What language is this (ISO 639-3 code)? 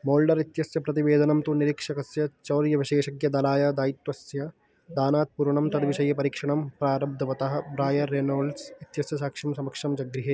san